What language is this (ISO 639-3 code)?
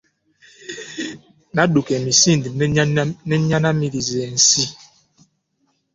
lug